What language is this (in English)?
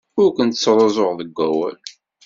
Kabyle